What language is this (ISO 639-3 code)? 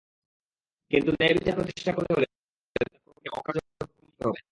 ben